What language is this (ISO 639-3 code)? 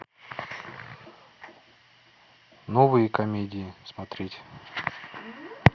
rus